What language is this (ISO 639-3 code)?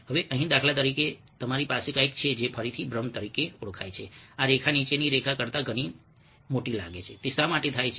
guj